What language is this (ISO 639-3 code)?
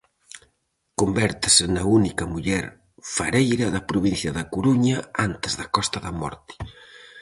glg